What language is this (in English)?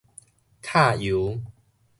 Min Nan Chinese